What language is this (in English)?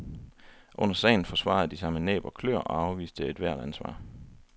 Danish